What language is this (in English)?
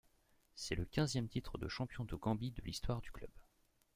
French